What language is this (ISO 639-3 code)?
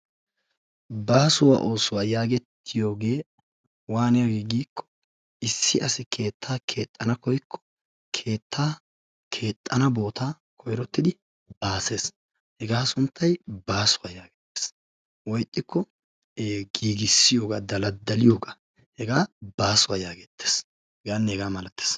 wal